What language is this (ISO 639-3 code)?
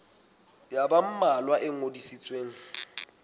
sot